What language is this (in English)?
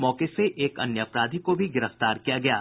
Hindi